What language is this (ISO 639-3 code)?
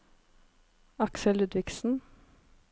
nor